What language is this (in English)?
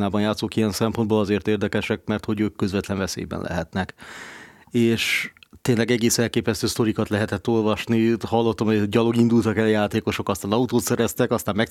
Hungarian